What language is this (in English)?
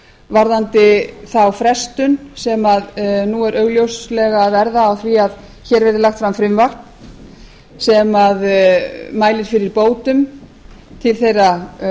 Icelandic